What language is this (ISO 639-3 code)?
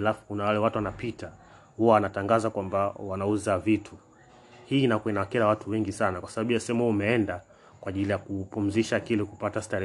swa